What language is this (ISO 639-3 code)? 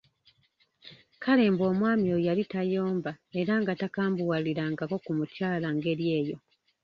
lug